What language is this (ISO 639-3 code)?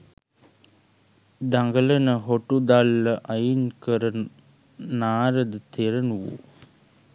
sin